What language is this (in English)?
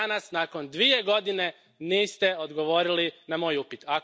Croatian